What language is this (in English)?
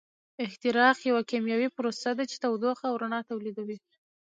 Pashto